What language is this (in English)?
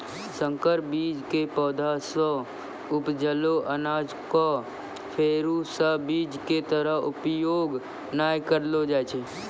Maithili